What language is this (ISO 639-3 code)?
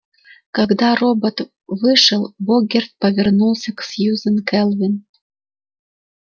rus